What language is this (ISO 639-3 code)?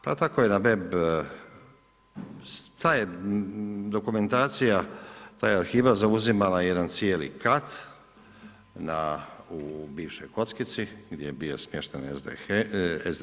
hrv